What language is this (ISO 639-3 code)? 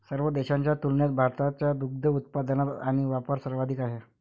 mar